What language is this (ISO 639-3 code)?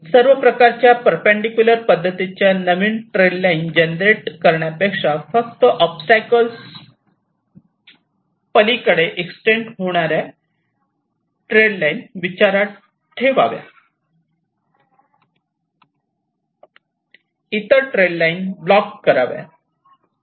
mar